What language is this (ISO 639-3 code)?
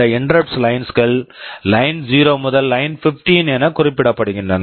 tam